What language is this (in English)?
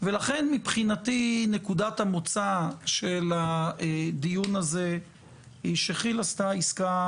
Hebrew